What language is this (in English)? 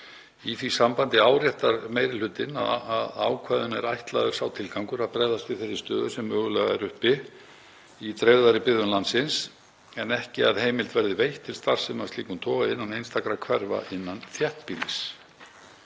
Icelandic